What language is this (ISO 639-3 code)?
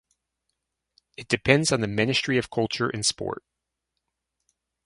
eng